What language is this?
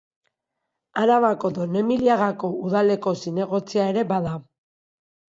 Basque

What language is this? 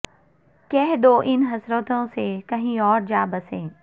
Urdu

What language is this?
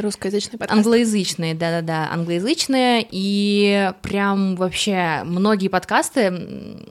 Russian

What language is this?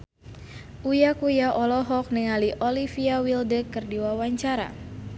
Sundanese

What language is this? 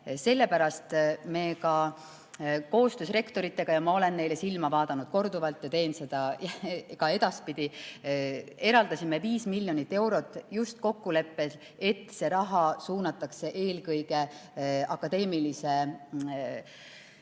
Estonian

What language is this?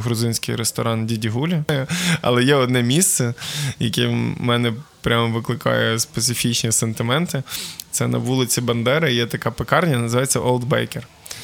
Ukrainian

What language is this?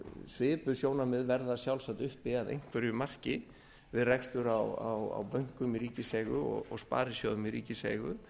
Icelandic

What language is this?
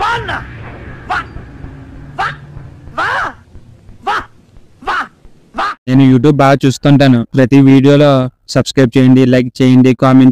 Telugu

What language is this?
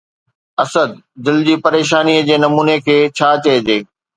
Sindhi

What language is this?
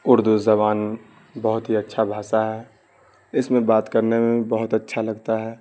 Urdu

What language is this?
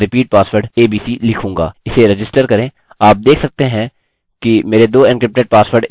Hindi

